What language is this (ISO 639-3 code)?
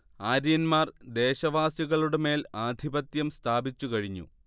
mal